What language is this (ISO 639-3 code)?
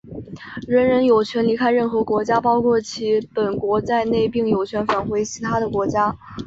zho